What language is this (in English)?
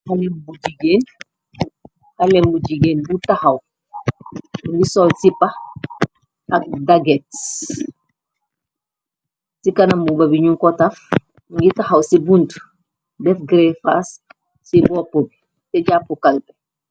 Wolof